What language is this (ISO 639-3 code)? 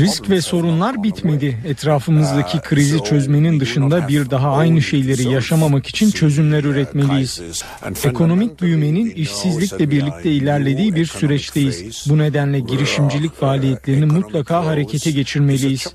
tur